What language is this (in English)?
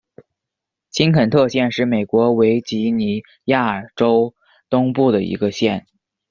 Chinese